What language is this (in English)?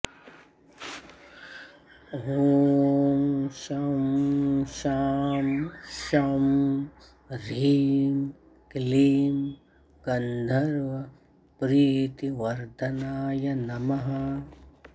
Sanskrit